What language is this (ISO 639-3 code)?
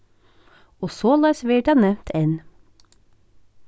fao